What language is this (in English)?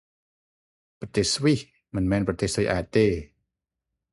Khmer